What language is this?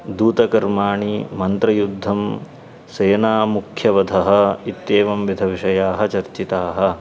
Sanskrit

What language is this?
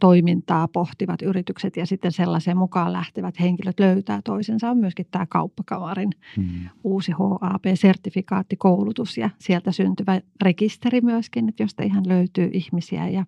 Finnish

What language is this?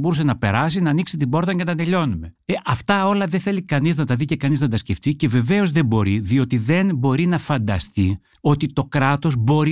Greek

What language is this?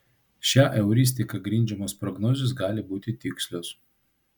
Lithuanian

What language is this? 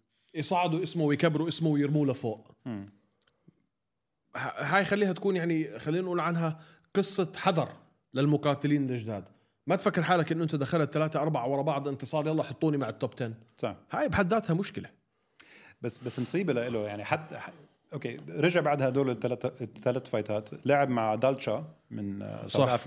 Arabic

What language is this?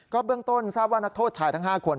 Thai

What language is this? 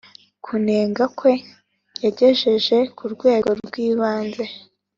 Kinyarwanda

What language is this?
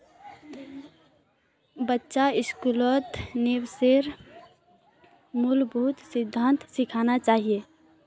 Magahi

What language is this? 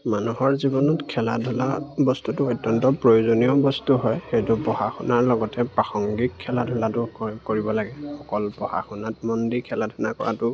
Assamese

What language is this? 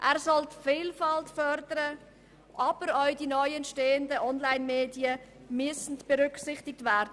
Swiss German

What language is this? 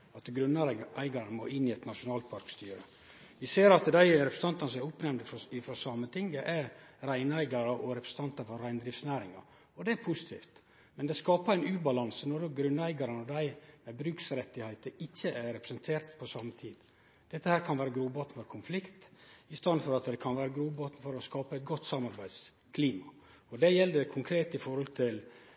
Norwegian Nynorsk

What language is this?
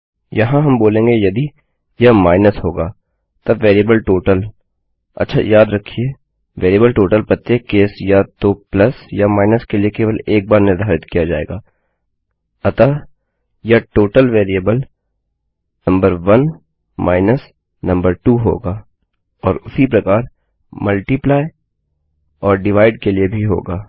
Hindi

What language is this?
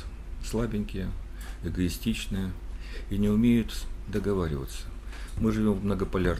Russian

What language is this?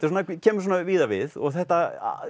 Icelandic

